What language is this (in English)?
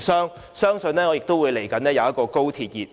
Cantonese